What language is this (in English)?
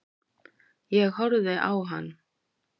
Icelandic